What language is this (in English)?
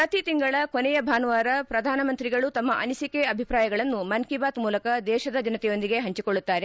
Kannada